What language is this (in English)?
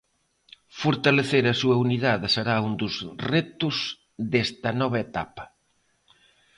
Galician